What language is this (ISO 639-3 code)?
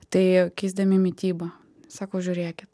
lit